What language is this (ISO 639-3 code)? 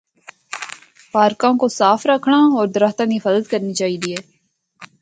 hno